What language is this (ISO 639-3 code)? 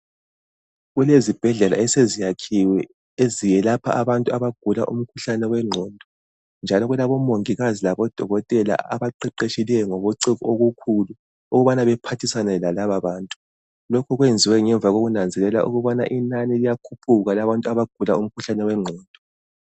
nde